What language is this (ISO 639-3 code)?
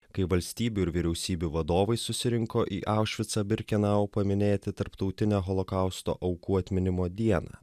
lit